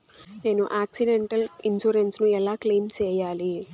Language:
Telugu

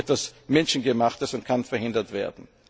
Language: German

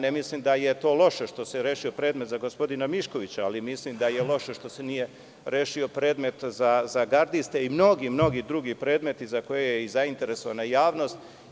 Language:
Serbian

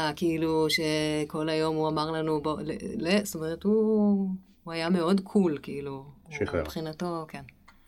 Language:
Hebrew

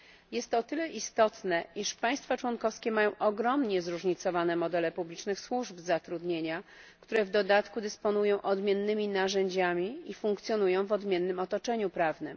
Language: Polish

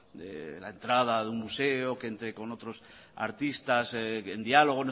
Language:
Spanish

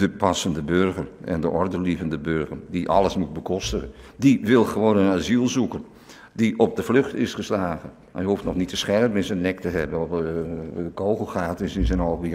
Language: Dutch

